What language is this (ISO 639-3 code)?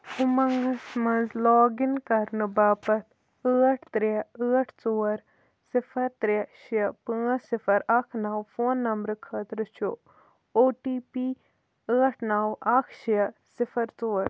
kas